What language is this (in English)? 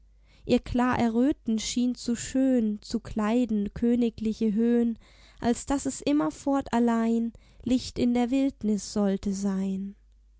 German